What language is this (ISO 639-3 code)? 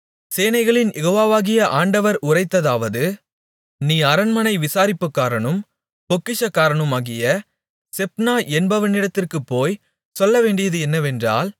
tam